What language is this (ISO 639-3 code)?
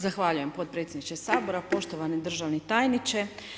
hrv